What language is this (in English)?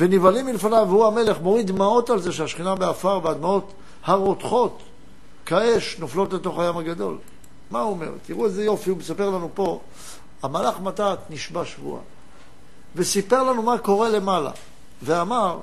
Hebrew